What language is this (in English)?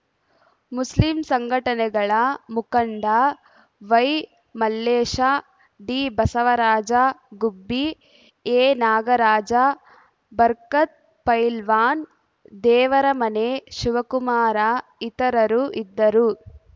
Kannada